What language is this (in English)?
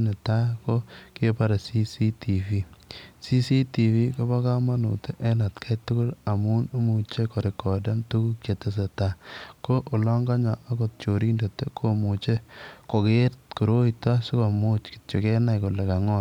Kalenjin